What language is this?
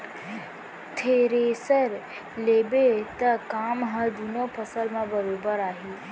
Chhattisgarhi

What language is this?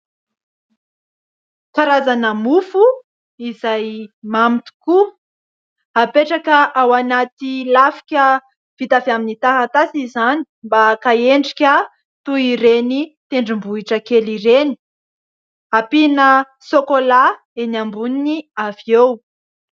Malagasy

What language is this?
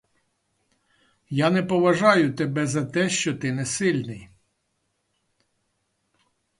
Ukrainian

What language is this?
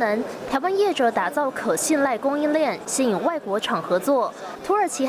Chinese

